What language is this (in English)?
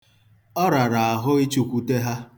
Igbo